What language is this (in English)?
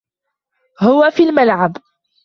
Arabic